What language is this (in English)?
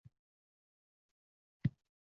Uzbek